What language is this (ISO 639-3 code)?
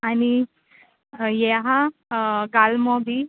kok